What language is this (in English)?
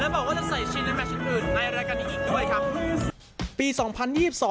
Thai